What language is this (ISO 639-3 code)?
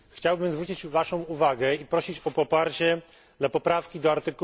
pol